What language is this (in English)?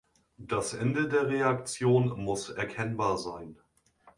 German